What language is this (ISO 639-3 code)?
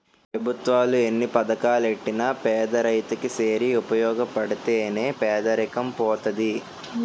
tel